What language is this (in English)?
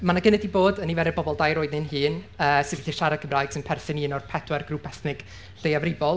Welsh